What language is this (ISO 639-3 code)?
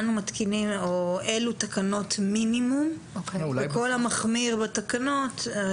heb